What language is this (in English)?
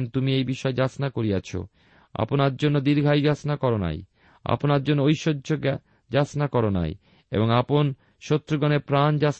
Bangla